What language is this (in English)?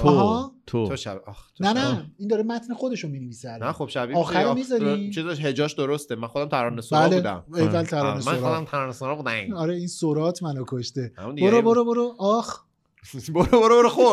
Persian